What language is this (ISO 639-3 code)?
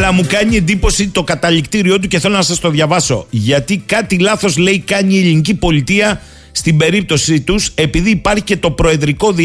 ell